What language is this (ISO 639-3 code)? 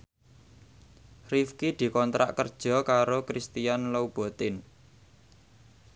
jav